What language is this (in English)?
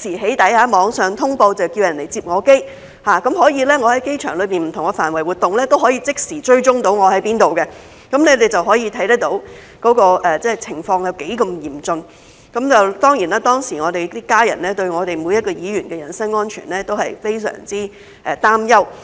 Cantonese